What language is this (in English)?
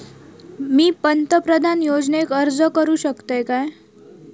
Marathi